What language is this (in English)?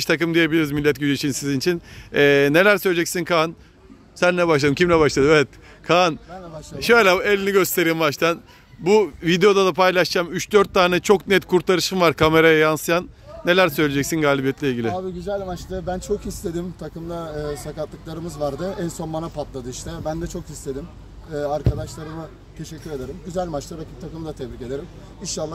Turkish